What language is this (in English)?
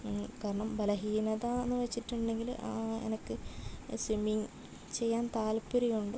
Malayalam